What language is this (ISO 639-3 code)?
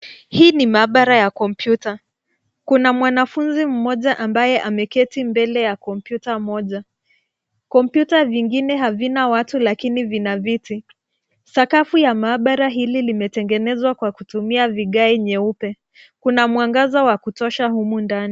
swa